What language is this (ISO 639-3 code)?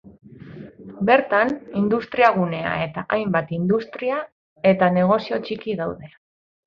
eus